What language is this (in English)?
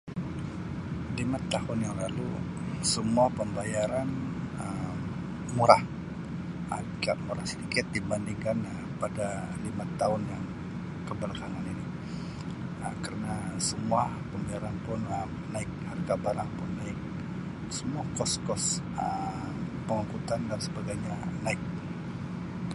Sabah Malay